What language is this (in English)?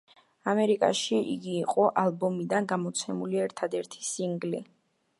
Georgian